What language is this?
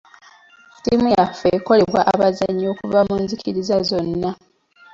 Ganda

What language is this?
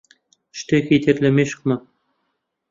Central Kurdish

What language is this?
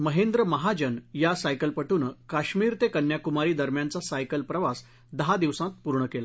Marathi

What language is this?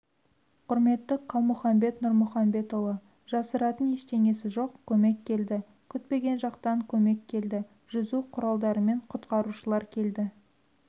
Kazakh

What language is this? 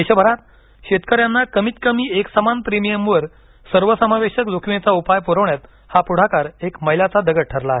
Marathi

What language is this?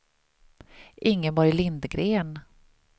Swedish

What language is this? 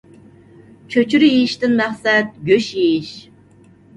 Uyghur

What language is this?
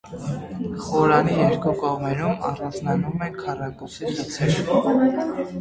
Armenian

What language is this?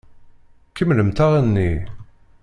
Kabyle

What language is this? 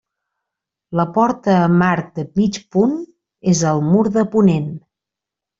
Catalan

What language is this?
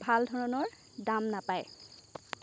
Assamese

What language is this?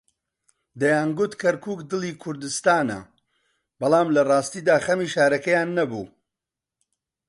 Central Kurdish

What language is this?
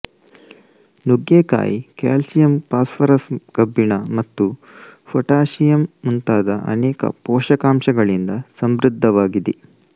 Kannada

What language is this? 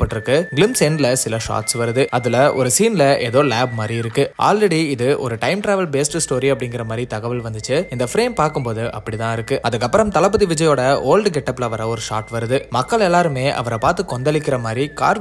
Tamil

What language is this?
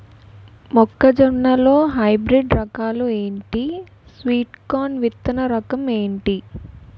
Telugu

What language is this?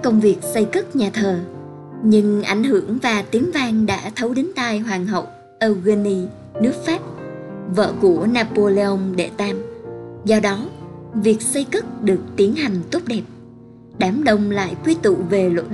Vietnamese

